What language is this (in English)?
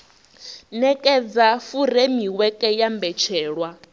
Venda